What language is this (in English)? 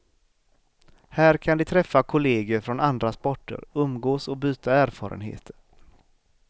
Swedish